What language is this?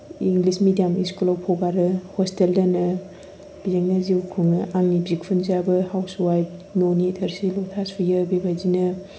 Bodo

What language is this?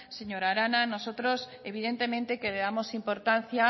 Spanish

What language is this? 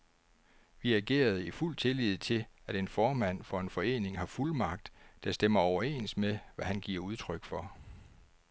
Danish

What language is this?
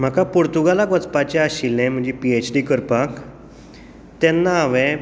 Konkani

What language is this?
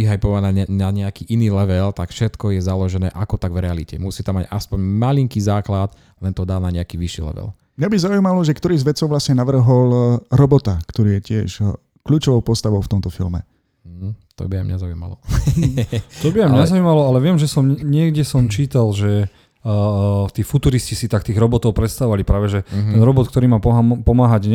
Slovak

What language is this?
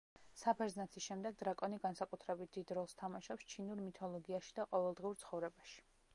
Georgian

